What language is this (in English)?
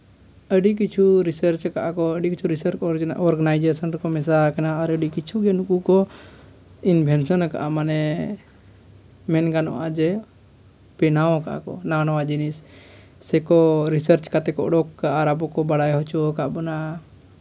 Santali